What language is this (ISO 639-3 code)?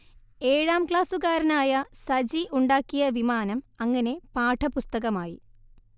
mal